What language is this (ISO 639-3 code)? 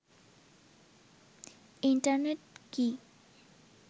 ben